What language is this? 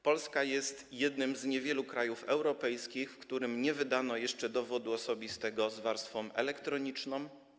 Polish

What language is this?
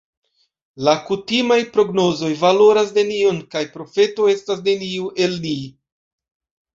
Esperanto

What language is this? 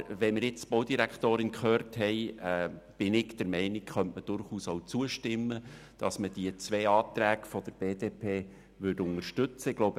Swiss German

